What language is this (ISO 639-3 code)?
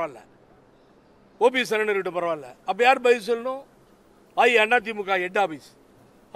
eng